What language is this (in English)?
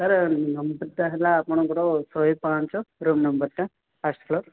Odia